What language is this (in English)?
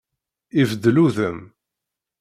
Kabyle